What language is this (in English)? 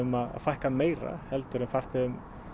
Icelandic